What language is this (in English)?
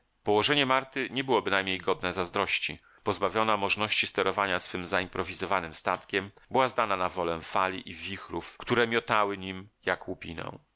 Polish